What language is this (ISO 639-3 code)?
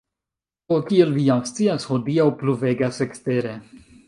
epo